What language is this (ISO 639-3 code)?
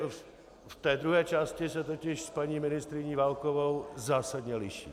ces